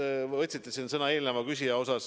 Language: Estonian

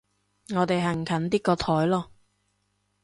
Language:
Cantonese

